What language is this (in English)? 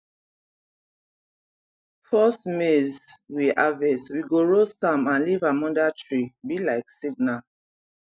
Nigerian Pidgin